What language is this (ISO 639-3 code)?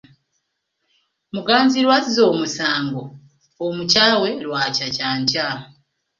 lug